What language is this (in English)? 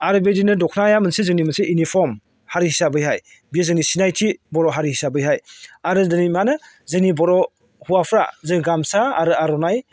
Bodo